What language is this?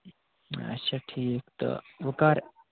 Kashmiri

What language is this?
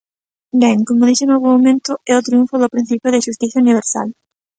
Galician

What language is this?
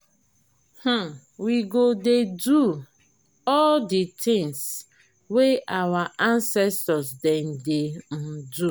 Nigerian Pidgin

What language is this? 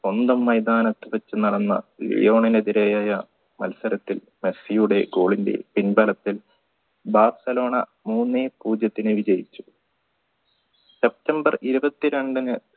Malayalam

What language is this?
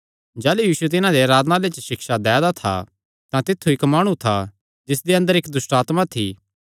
Kangri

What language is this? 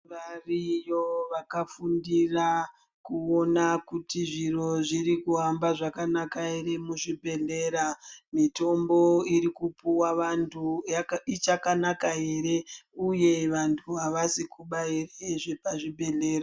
Ndau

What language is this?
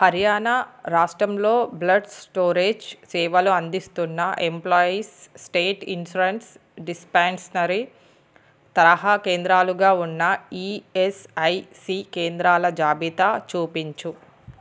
Telugu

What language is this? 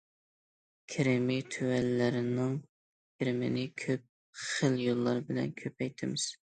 Uyghur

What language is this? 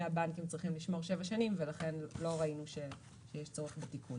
Hebrew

